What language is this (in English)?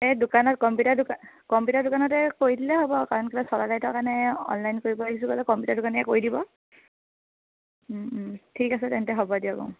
Assamese